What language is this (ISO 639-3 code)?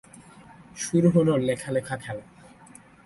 ben